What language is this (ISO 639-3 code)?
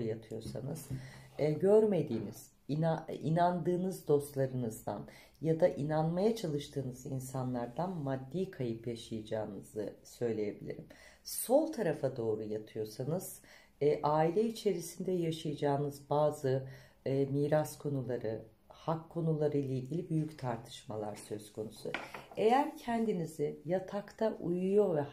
tur